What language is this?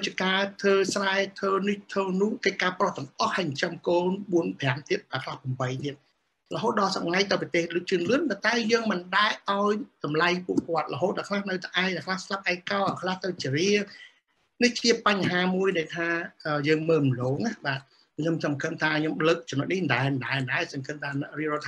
Vietnamese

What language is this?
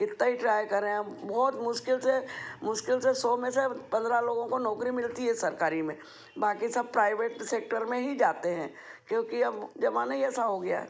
Hindi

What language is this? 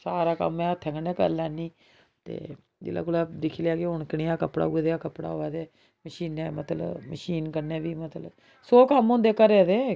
Dogri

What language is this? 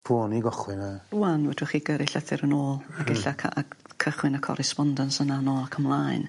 Welsh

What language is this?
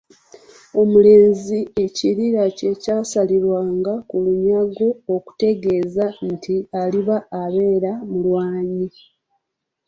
Ganda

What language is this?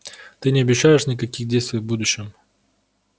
Russian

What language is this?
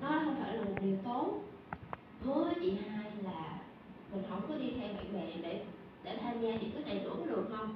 Vietnamese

